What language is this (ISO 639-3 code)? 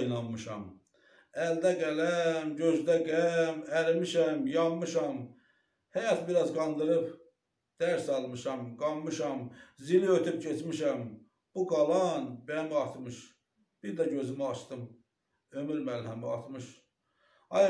tur